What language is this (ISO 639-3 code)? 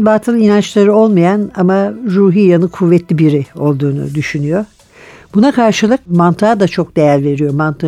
tur